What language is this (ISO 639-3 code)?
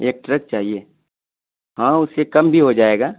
urd